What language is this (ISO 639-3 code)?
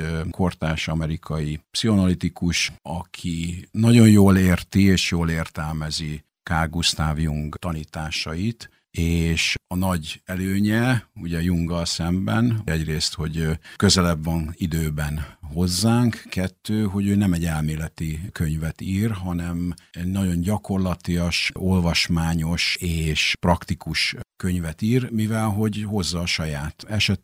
hun